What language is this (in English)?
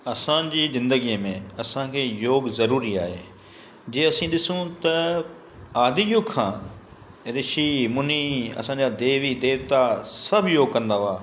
Sindhi